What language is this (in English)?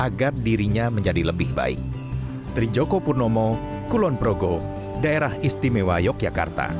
Indonesian